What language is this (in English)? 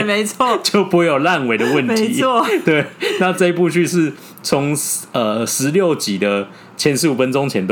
Chinese